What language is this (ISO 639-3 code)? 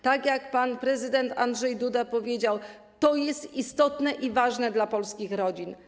pol